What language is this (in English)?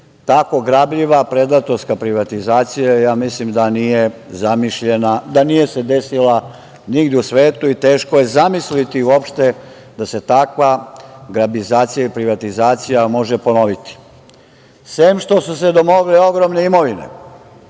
Serbian